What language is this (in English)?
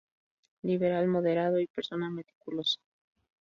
Spanish